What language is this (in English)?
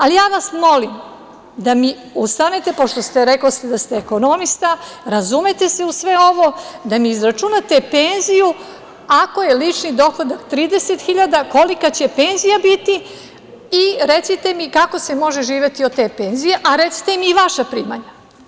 Serbian